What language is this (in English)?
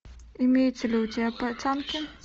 Russian